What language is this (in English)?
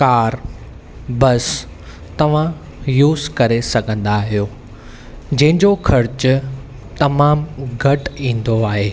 Sindhi